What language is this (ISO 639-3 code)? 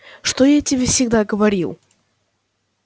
rus